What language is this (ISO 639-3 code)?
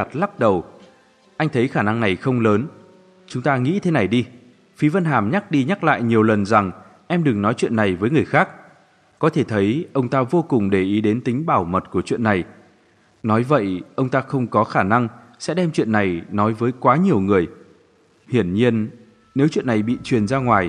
vie